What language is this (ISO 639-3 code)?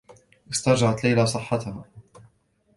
ara